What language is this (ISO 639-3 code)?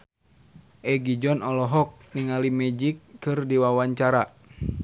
sun